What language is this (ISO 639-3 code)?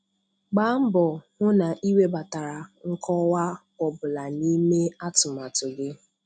ibo